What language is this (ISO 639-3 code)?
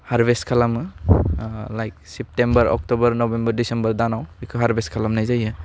brx